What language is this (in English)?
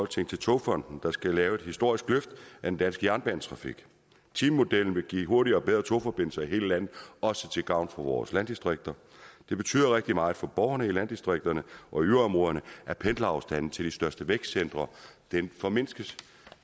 Danish